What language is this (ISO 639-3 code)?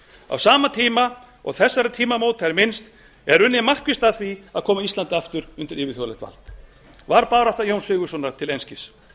isl